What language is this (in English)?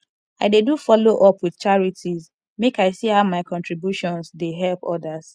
Nigerian Pidgin